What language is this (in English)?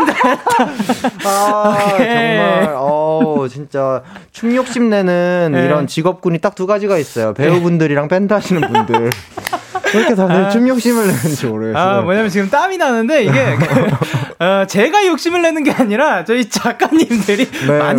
Korean